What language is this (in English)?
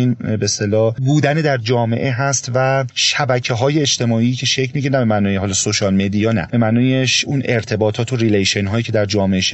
Persian